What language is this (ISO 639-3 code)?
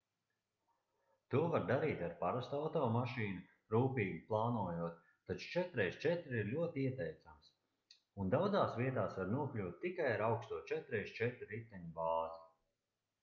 lav